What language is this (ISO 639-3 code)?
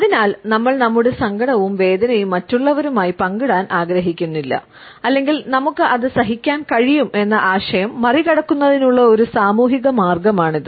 mal